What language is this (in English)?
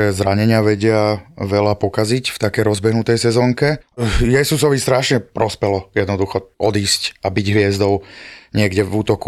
Slovak